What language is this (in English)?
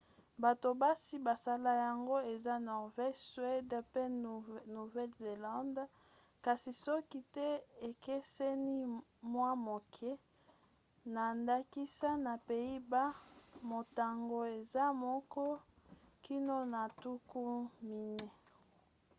Lingala